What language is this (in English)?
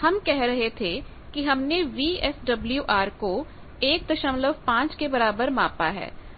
Hindi